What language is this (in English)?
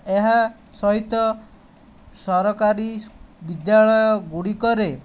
Odia